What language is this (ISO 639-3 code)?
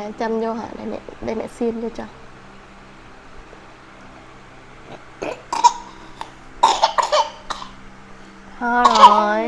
vie